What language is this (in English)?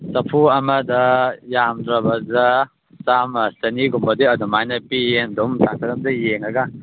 Manipuri